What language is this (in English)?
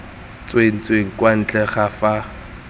Tswana